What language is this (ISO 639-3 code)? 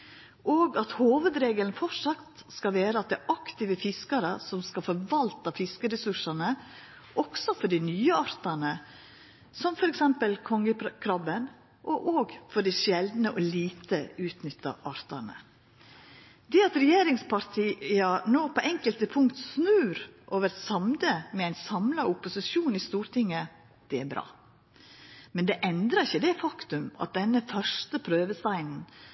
nno